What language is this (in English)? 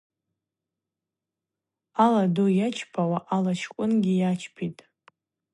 Abaza